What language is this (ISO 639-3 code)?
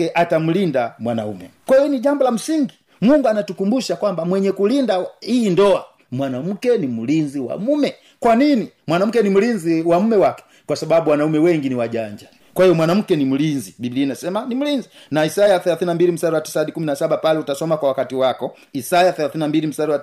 swa